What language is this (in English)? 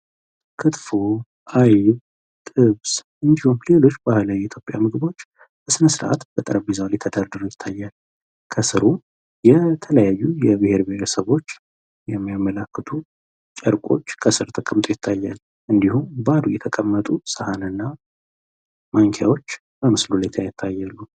Amharic